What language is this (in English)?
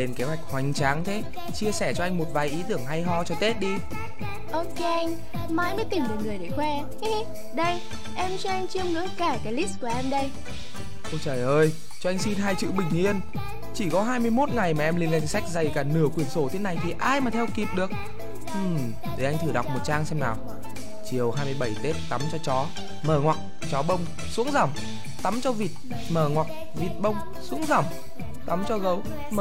Vietnamese